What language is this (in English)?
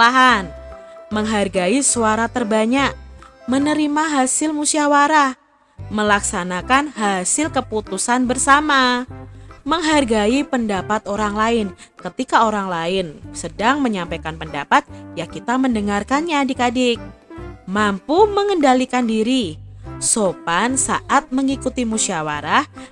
Indonesian